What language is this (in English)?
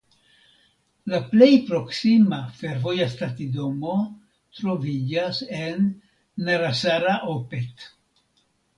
Esperanto